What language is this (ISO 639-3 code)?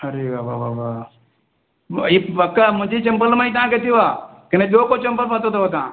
snd